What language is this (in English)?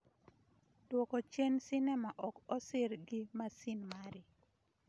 Luo (Kenya and Tanzania)